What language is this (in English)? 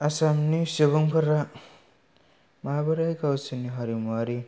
Bodo